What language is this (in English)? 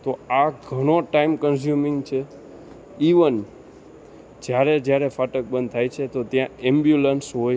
Gujarati